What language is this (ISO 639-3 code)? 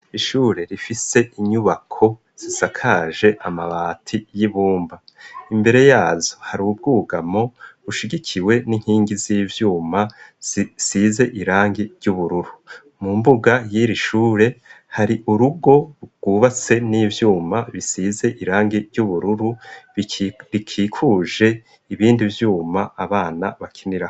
run